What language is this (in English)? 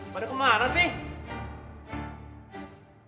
Indonesian